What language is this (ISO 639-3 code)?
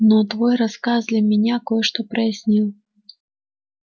rus